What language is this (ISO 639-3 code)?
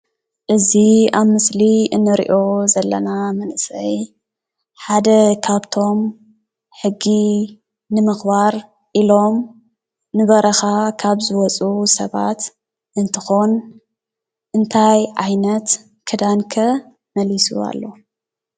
tir